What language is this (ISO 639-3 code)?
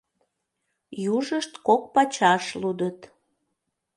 chm